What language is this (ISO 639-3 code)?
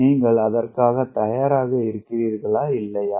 tam